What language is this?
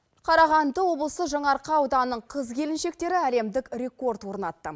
Kazakh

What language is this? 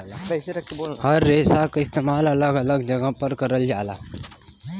Bhojpuri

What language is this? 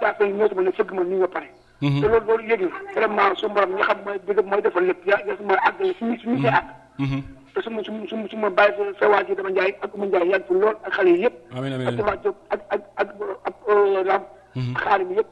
Indonesian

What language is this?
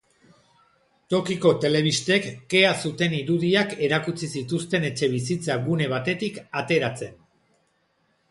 Basque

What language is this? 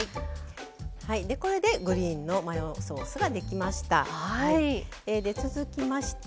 Japanese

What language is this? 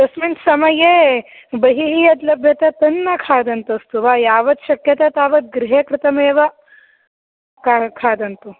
Sanskrit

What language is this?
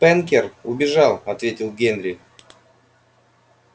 Russian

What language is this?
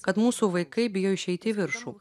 Lithuanian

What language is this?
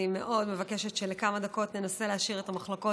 Hebrew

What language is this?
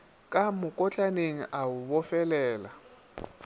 Northern Sotho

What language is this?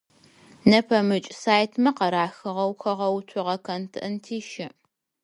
Adyghe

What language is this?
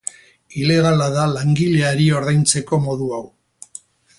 Basque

